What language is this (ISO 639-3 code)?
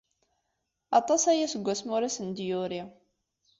kab